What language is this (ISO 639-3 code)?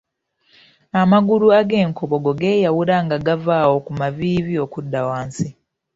lug